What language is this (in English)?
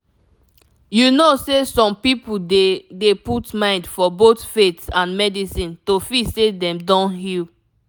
Nigerian Pidgin